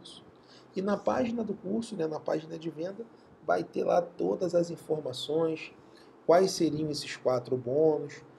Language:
Portuguese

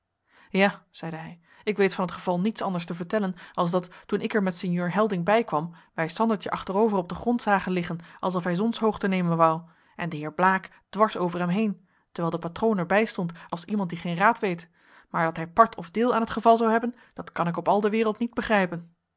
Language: Dutch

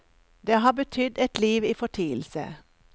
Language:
Norwegian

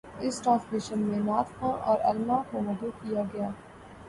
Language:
Urdu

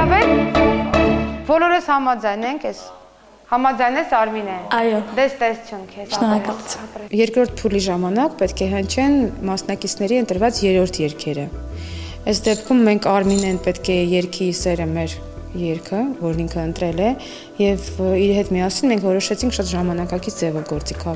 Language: Romanian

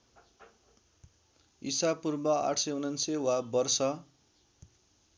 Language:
Nepali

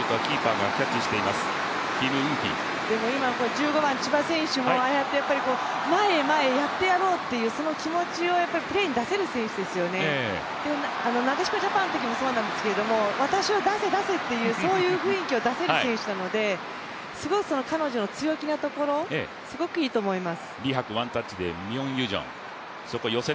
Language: Japanese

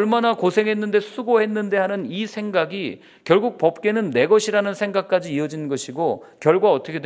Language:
Korean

